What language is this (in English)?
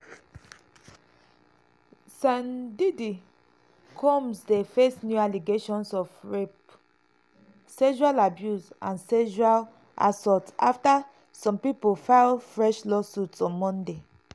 Nigerian Pidgin